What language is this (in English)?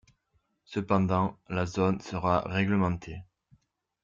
French